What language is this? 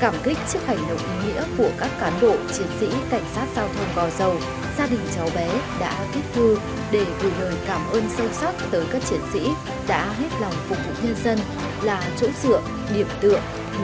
Vietnamese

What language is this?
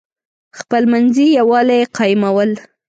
Pashto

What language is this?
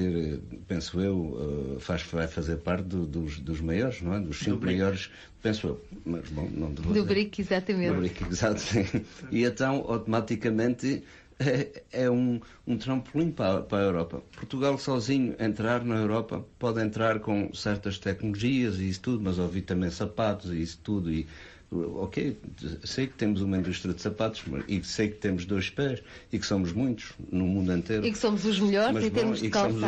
Portuguese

